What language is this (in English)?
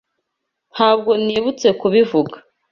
Kinyarwanda